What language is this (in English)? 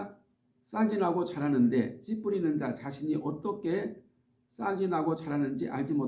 Korean